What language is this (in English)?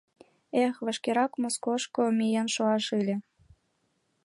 Mari